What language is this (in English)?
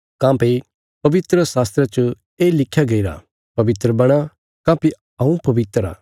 Bilaspuri